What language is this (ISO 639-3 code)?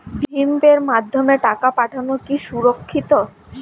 ben